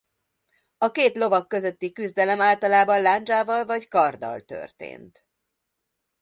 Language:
Hungarian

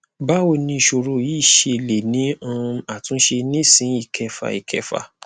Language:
Yoruba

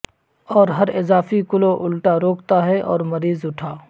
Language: Urdu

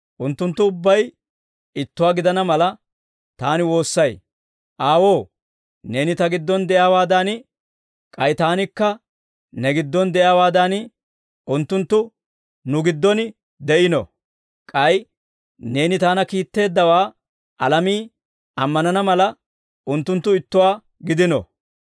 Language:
Dawro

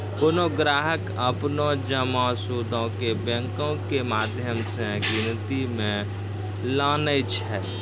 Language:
Maithili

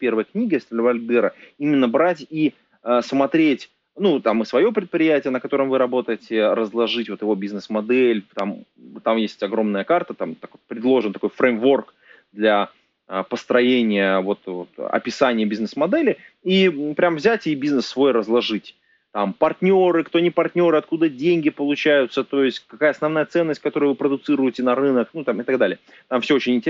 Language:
Russian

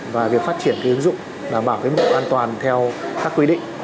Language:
Vietnamese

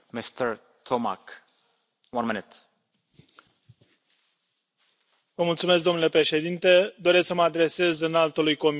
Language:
Romanian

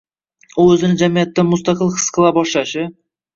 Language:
Uzbek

